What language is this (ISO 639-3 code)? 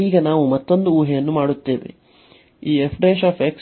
kan